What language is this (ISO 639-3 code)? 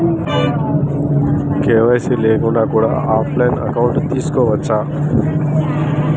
tel